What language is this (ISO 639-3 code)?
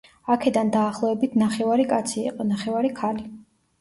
kat